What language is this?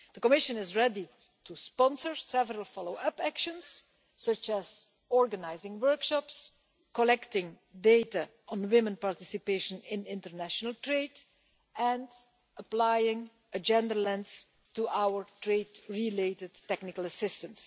English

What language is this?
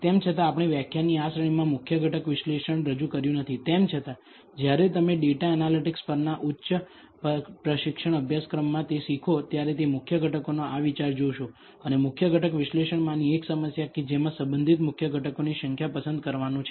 Gujarati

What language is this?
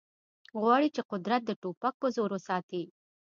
Pashto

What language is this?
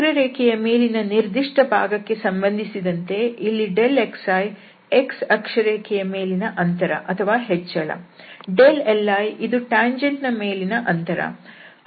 Kannada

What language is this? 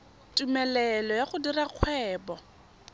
Tswana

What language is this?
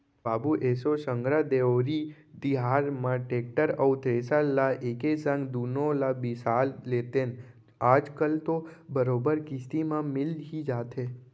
Chhattisgarhi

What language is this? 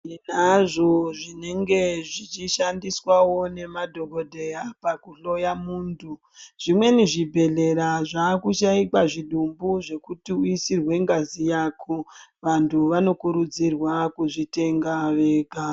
Ndau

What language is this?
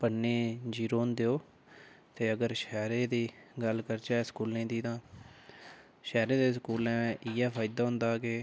Dogri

